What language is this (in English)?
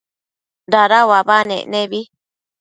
Matsés